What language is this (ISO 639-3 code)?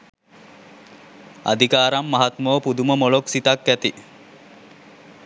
sin